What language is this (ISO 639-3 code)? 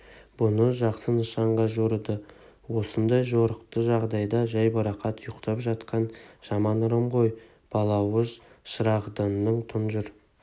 kaz